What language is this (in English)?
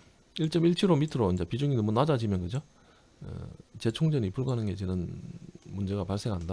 Korean